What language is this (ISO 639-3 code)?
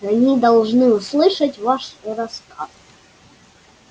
rus